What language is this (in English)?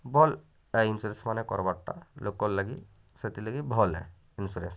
Odia